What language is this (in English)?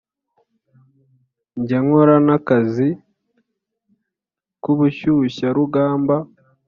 Kinyarwanda